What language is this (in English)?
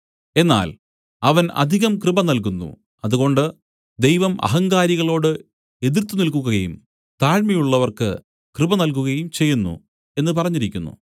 Malayalam